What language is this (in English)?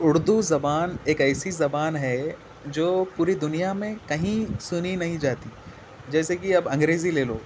Urdu